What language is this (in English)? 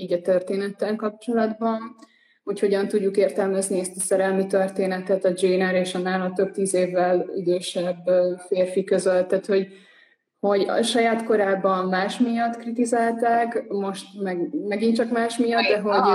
Hungarian